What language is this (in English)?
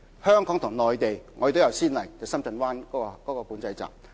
Cantonese